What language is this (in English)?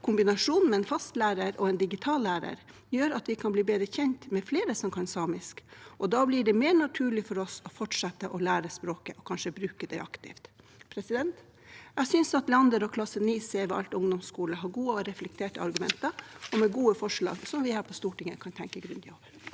Norwegian